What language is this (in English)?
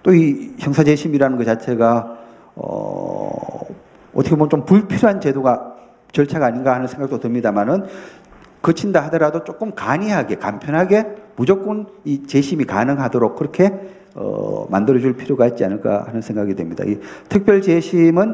Korean